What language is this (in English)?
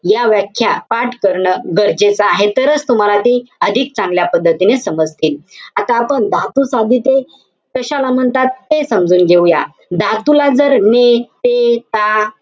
Marathi